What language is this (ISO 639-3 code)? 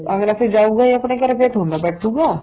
pan